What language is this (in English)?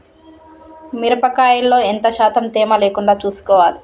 Telugu